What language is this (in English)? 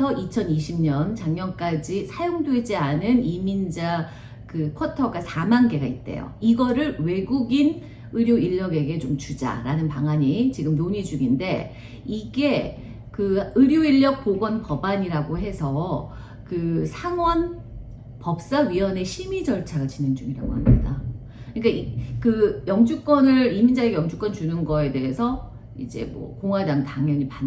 Korean